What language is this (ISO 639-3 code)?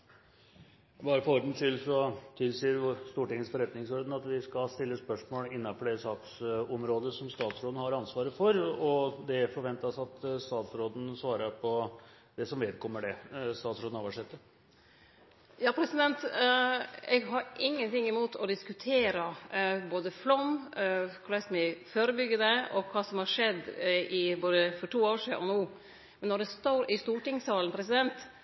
nor